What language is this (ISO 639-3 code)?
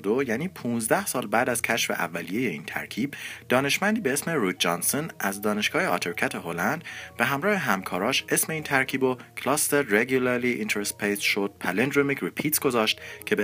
fas